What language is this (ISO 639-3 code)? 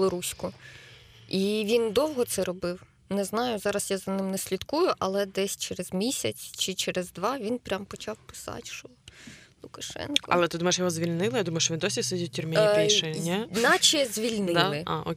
ukr